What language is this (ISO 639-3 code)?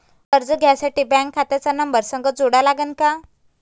mar